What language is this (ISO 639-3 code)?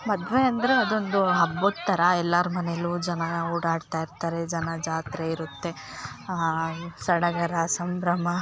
kan